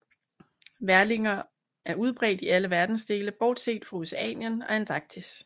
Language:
Danish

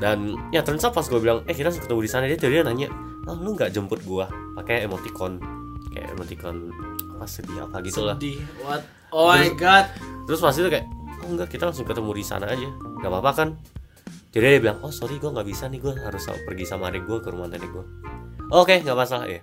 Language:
Indonesian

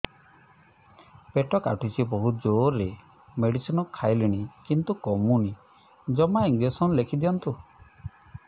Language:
Odia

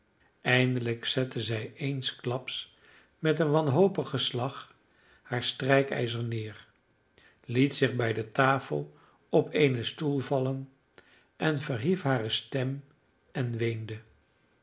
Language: Dutch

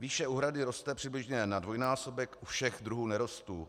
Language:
Czech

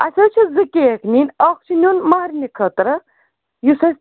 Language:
Kashmiri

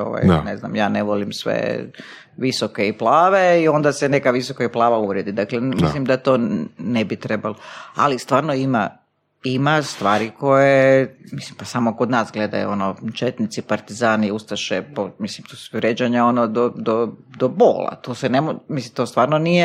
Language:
Croatian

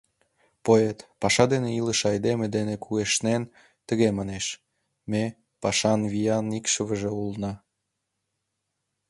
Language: Mari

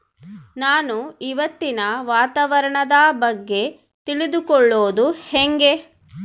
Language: Kannada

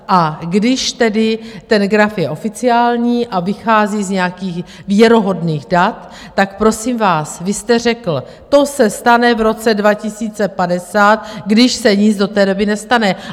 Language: Czech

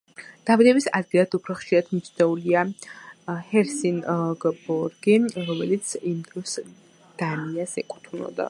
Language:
Georgian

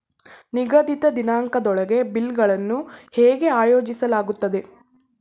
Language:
Kannada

